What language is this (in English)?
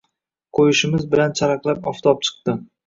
Uzbek